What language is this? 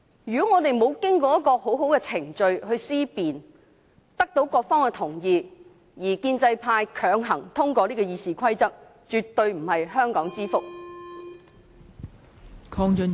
Cantonese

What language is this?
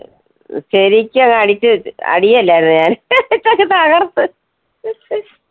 Malayalam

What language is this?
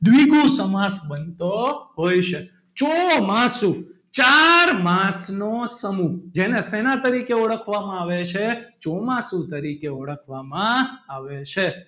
Gujarati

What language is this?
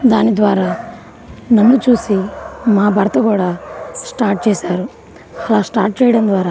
Telugu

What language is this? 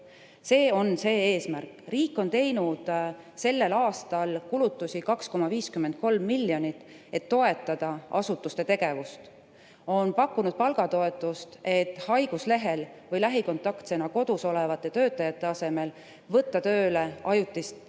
Estonian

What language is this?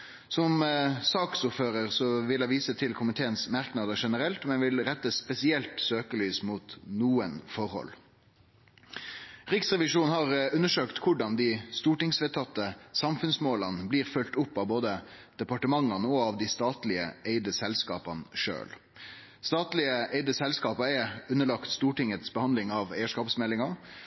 Norwegian Nynorsk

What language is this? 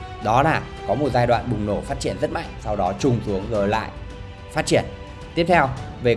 Vietnamese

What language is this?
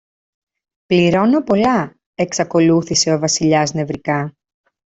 Greek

